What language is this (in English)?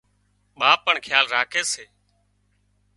Wadiyara Koli